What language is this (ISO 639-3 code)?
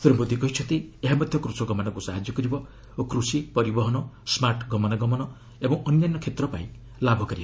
ori